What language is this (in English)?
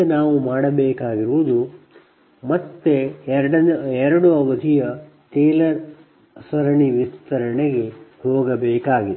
Kannada